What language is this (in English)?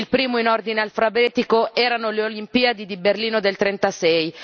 Italian